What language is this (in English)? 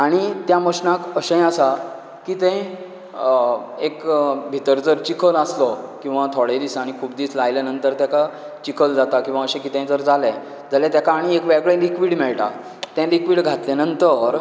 Konkani